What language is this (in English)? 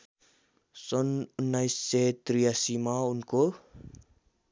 Nepali